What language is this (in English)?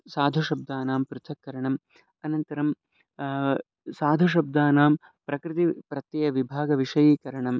Sanskrit